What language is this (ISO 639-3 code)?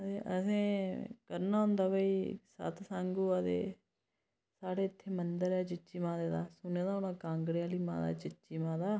doi